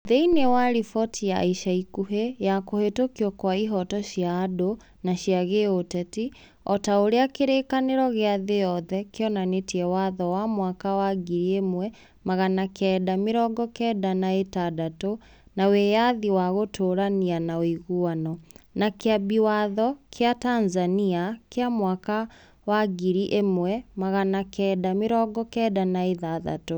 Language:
Kikuyu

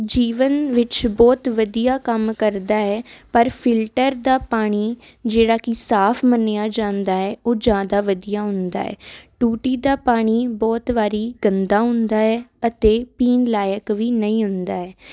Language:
Punjabi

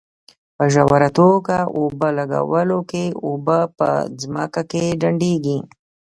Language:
Pashto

